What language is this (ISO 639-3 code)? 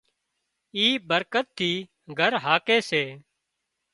kxp